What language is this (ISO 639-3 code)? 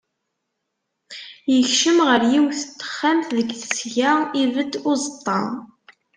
kab